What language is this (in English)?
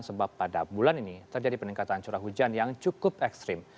Indonesian